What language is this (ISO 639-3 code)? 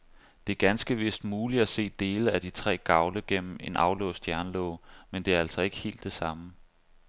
dan